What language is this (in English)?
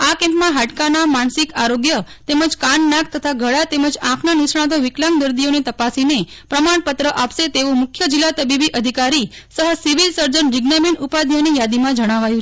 Gujarati